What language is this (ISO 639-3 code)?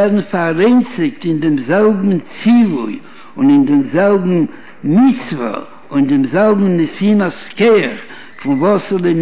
heb